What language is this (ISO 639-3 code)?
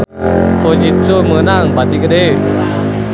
sun